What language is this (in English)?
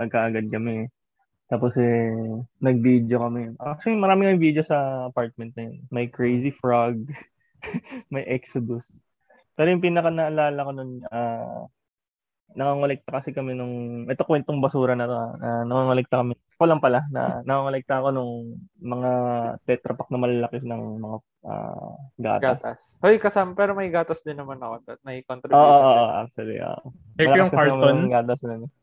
Filipino